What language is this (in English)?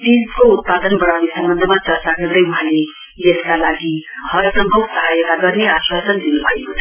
Nepali